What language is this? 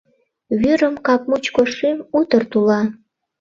Mari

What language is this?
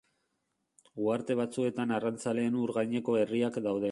Basque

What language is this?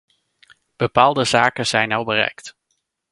Dutch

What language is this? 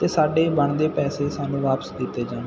Punjabi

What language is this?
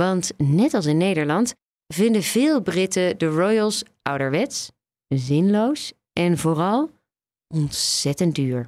Dutch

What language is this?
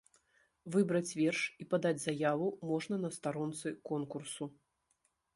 Belarusian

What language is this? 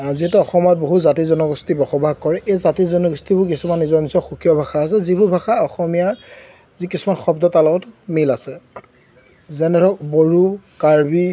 Assamese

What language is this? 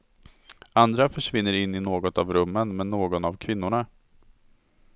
Swedish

